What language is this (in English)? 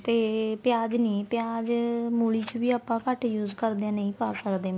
Punjabi